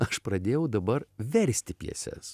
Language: Lithuanian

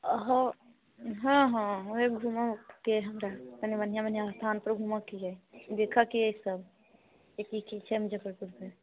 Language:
Maithili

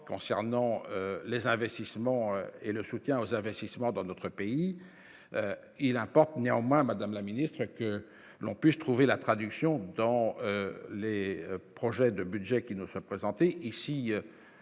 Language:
French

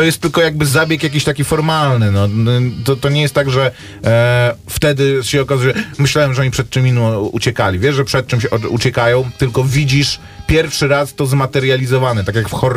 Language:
Polish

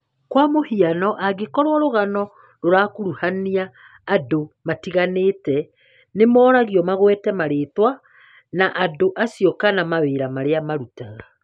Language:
Kikuyu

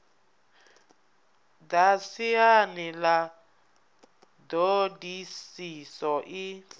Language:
Venda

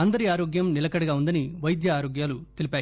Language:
Telugu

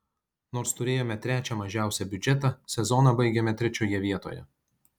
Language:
Lithuanian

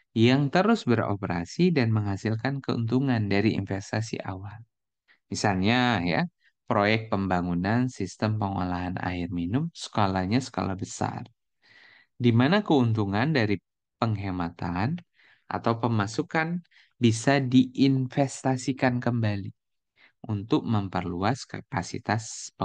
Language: Indonesian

